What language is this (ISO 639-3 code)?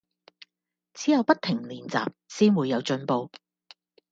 yue